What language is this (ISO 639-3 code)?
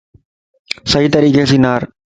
lss